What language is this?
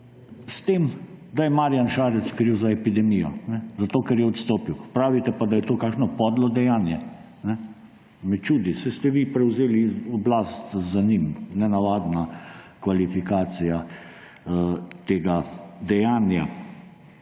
Slovenian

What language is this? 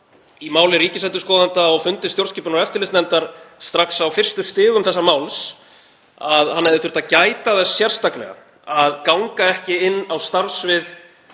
Icelandic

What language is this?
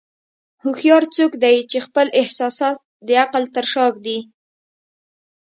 Pashto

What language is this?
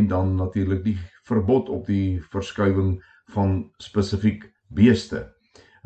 Swedish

